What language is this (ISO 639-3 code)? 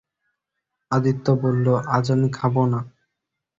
ben